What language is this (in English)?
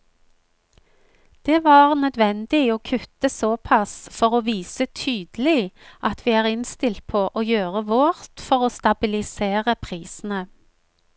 Norwegian